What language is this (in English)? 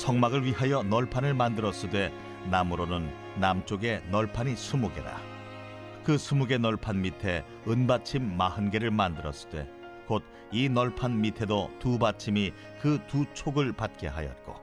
Korean